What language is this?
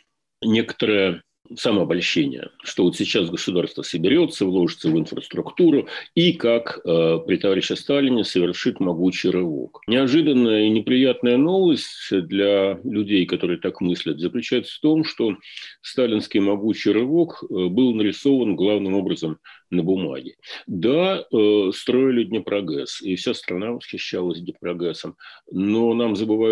Russian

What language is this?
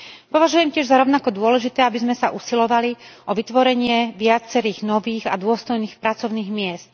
Slovak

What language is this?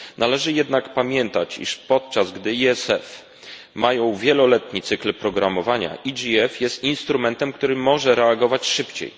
Polish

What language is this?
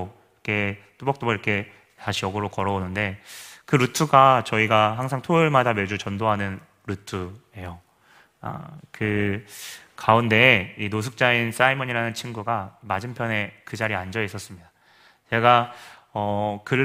Korean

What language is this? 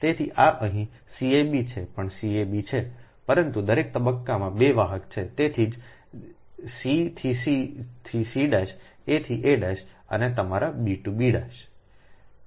Gujarati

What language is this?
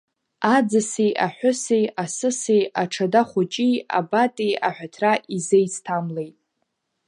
Abkhazian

